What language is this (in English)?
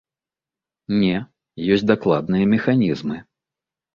Belarusian